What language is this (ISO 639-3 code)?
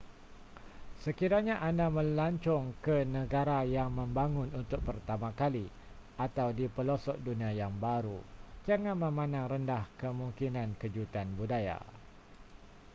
msa